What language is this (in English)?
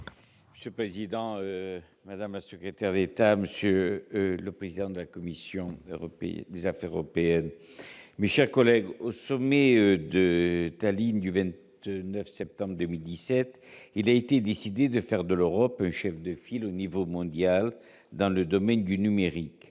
French